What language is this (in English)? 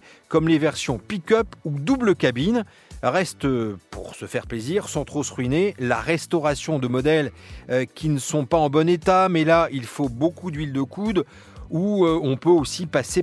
French